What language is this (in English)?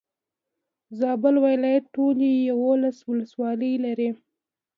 Pashto